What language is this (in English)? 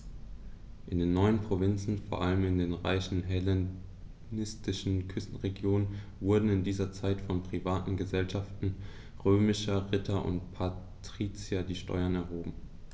German